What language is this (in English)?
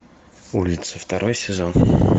Russian